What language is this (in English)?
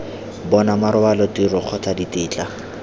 Tswana